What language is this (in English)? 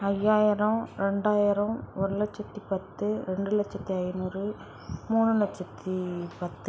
Tamil